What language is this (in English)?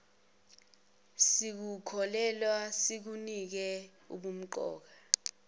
Zulu